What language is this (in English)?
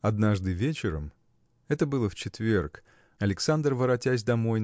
Russian